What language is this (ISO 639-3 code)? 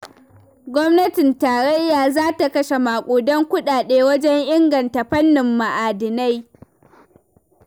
hau